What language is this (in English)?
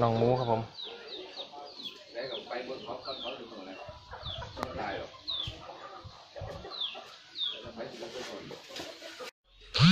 Thai